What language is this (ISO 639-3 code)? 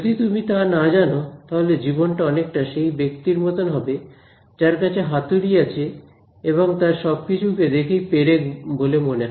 ben